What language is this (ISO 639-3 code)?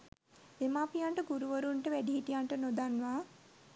sin